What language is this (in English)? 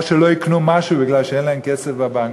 Hebrew